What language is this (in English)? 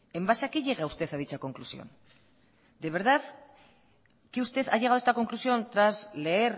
Spanish